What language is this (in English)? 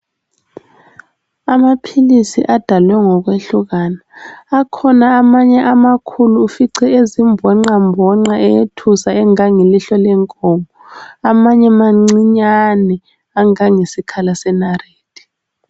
North Ndebele